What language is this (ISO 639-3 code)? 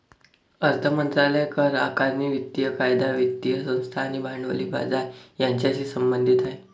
mar